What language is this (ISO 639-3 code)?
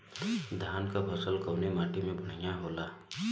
bho